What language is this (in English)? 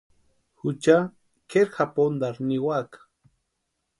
Western Highland Purepecha